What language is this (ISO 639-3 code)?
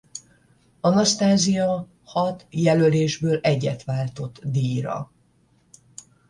hun